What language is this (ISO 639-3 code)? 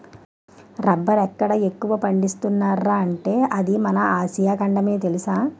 tel